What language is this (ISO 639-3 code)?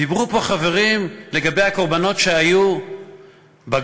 heb